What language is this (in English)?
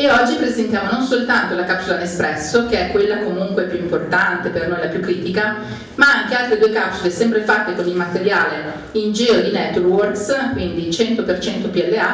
Italian